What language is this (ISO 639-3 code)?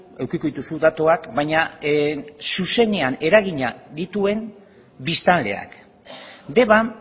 eus